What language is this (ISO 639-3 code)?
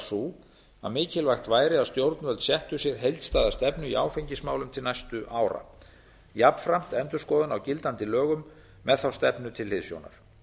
isl